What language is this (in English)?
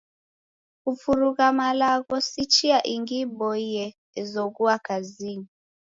Taita